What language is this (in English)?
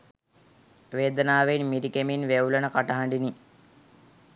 Sinhala